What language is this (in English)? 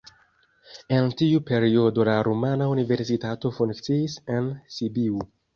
Esperanto